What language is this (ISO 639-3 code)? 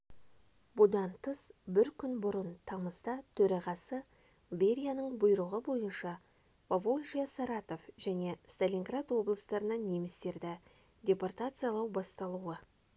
kaz